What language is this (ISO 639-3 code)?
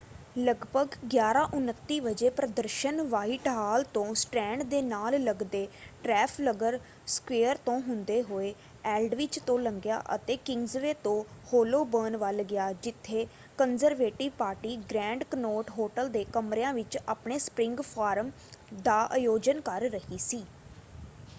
pan